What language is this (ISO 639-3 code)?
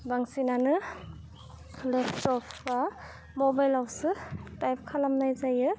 brx